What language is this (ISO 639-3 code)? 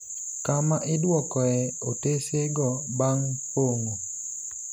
luo